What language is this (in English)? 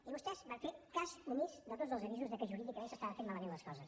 Catalan